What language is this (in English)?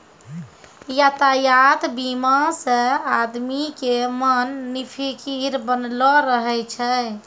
Maithili